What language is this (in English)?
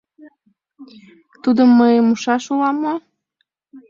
Mari